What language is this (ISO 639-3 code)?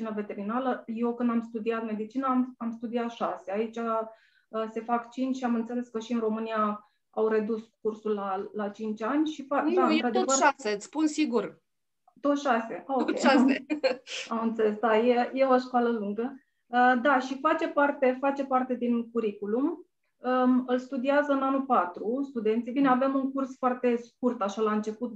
ron